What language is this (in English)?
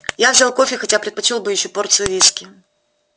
Russian